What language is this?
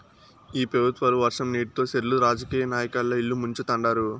Telugu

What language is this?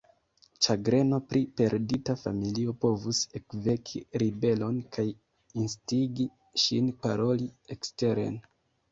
Esperanto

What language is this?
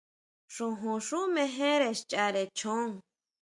Huautla Mazatec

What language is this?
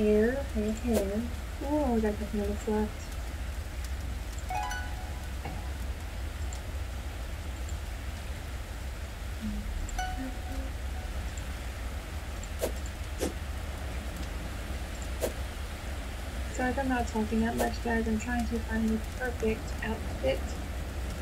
English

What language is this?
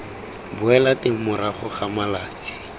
Tswana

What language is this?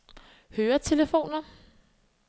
Danish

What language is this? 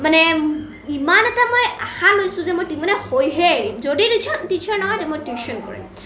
Assamese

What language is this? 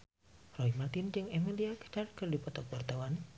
Sundanese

